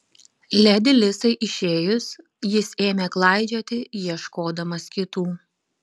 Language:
Lithuanian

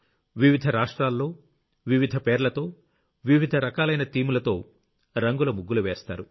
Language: Telugu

